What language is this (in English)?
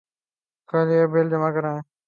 Urdu